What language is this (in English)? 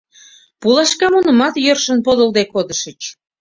Mari